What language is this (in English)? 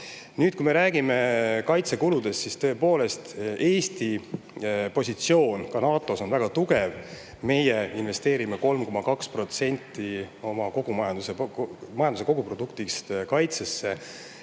Estonian